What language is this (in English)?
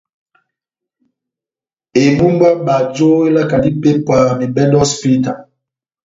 Batanga